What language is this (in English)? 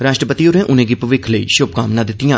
Dogri